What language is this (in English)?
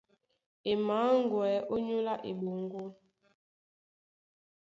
Duala